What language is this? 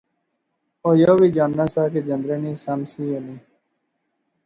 Pahari-Potwari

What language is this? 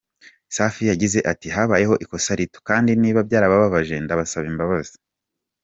Kinyarwanda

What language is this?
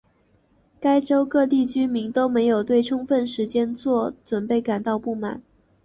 Chinese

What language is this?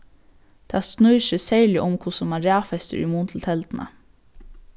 Faroese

